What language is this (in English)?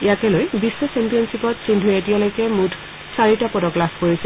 Assamese